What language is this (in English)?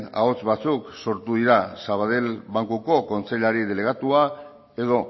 Basque